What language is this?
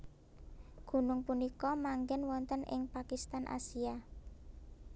Javanese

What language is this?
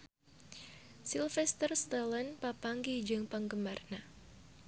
Sundanese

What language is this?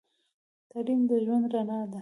Pashto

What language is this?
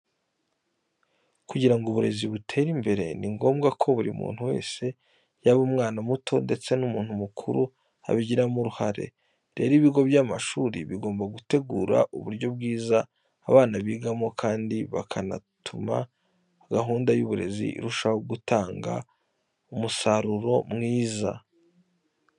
Kinyarwanda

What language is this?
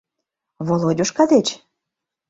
Mari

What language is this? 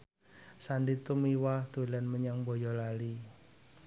Javanese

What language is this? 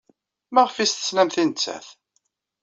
Kabyle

